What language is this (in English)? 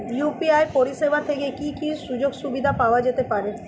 Bangla